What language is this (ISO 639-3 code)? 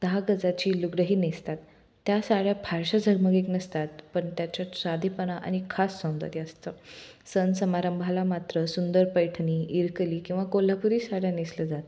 mar